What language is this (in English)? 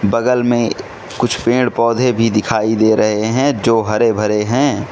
Hindi